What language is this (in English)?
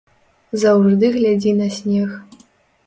Belarusian